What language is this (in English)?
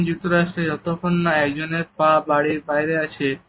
Bangla